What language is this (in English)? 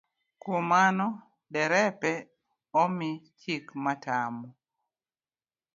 Luo (Kenya and Tanzania)